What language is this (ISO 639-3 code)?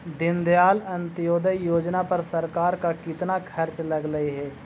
mag